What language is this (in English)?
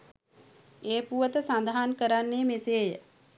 Sinhala